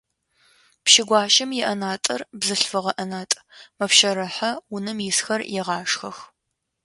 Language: Adyghe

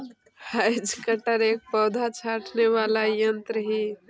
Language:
Magahi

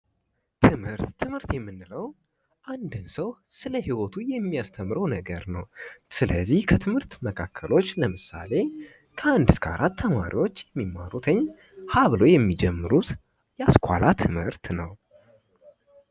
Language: Amharic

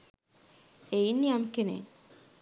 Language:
Sinhala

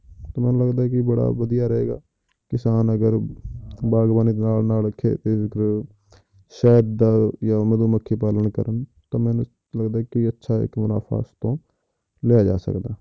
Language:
Punjabi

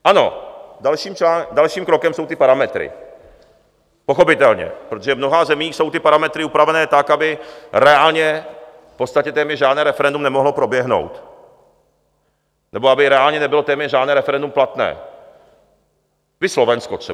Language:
Czech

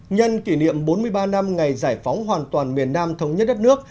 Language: Vietnamese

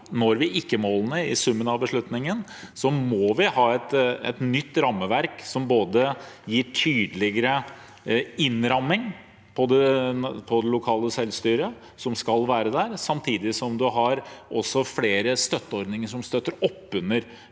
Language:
Norwegian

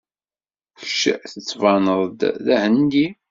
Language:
Kabyle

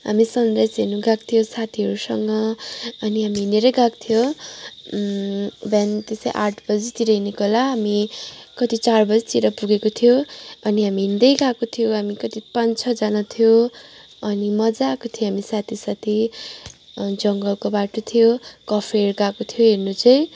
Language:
Nepali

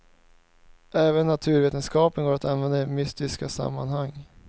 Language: Swedish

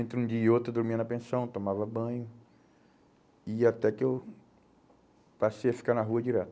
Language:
Portuguese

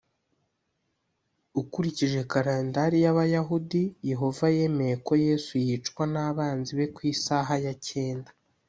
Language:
Kinyarwanda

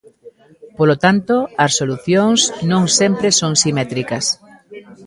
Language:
Galician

